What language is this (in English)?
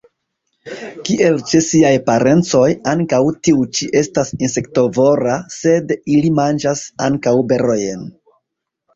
Esperanto